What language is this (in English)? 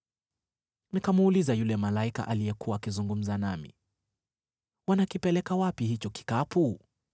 Swahili